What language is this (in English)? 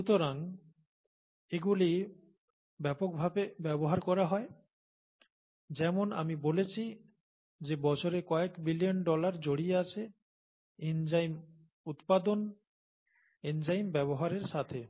Bangla